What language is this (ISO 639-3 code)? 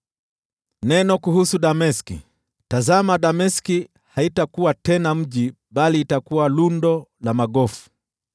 swa